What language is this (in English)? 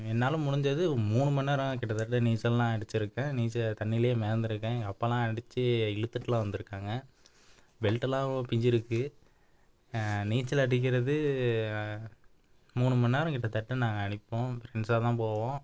Tamil